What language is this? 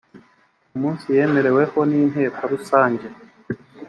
Kinyarwanda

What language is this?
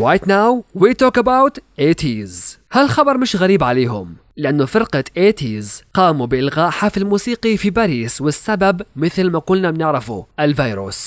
Arabic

